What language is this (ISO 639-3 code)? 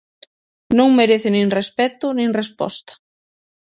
glg